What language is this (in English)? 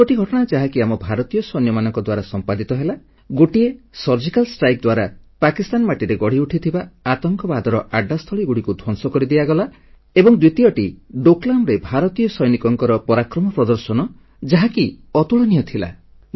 Odia